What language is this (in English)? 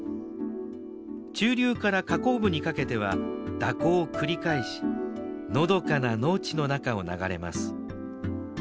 Japanese